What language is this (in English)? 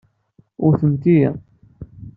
Kabyle